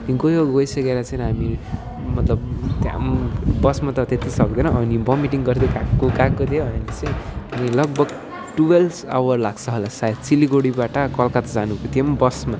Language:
Nepali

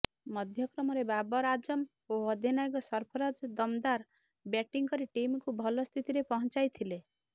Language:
Odia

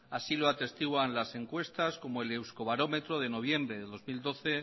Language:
Spanish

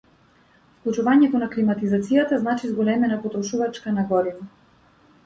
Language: Macedonian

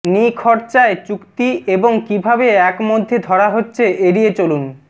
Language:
Bangla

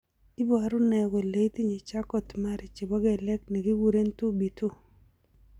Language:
Kalenjin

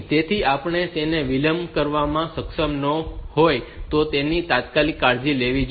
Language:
Gujarati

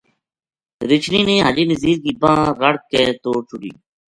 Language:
Gujari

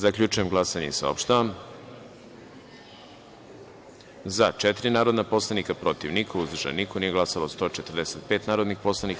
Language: Serbian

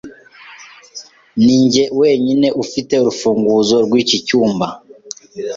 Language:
Kinyarwanda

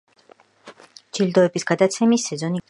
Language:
Georgian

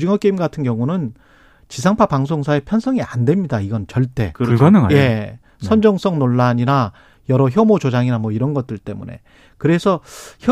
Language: Korean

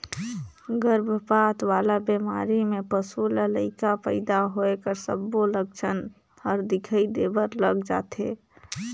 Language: Chhattisgarhi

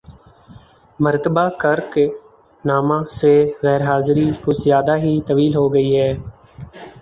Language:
Urdu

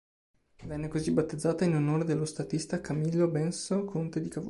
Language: Italian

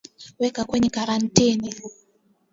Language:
Swahili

